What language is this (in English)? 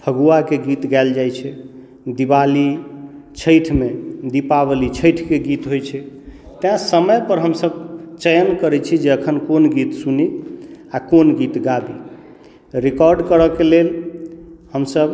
Maithili